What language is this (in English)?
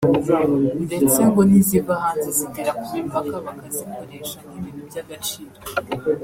Kinyarwanda